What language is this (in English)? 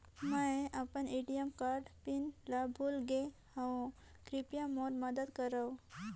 Chhattisgarhi